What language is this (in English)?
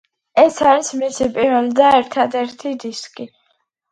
Georgian